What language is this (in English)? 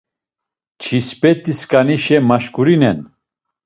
Laz